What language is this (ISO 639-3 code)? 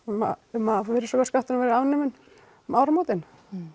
isl